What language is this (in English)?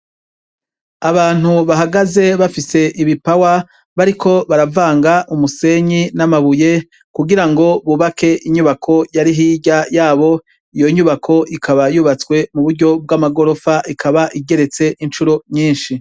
Rundi